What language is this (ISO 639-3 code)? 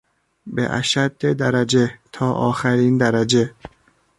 fas